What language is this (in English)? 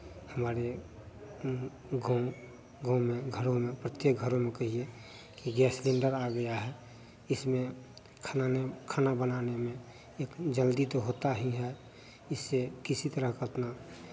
Hindi